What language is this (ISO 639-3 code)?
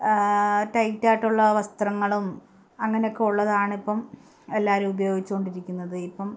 mal